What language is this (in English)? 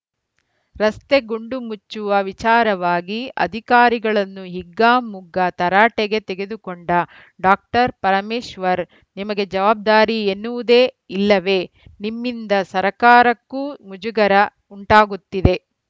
Kannada